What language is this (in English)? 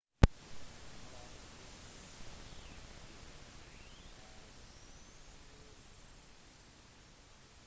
Norwegian Bokmål